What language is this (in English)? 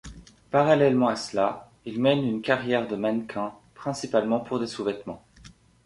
French